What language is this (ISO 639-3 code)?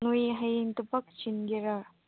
mni